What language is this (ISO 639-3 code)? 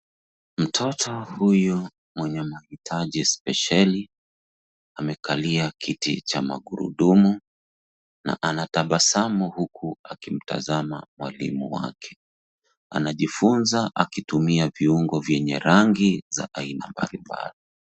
swa